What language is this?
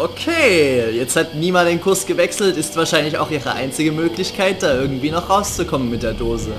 German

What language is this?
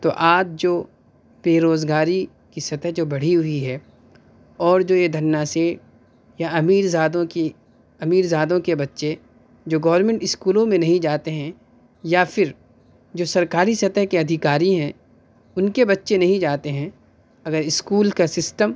Urdu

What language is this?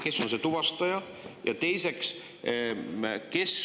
Estonian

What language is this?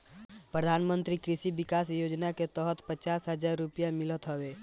Bhojpuri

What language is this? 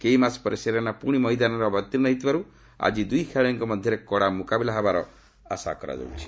Odia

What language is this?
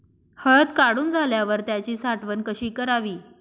Marathi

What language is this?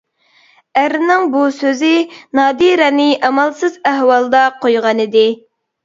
Uyghur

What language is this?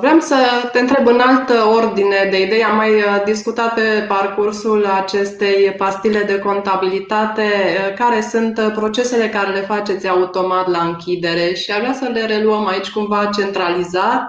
Romanian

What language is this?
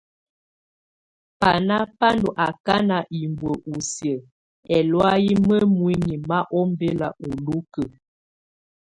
Tunen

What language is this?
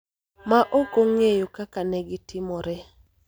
Luo (Kenya and Tanzania)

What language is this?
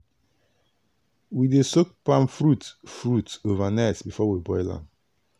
Nigerian Pidgin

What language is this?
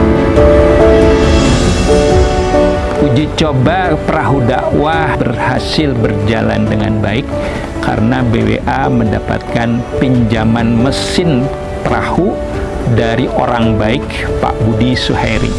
Indonesian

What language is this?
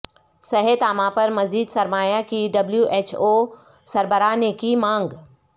Urdu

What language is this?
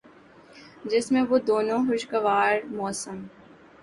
Urdu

